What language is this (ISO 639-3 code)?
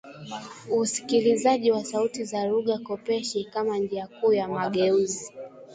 swa